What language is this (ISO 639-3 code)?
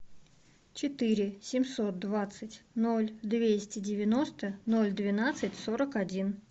rus